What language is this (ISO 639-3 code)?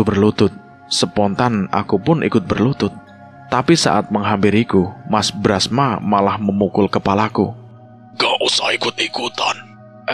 ind